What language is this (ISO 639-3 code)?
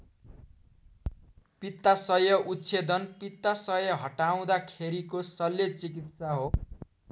nep